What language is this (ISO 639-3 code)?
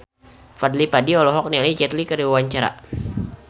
sun